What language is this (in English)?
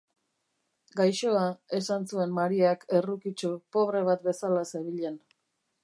Basque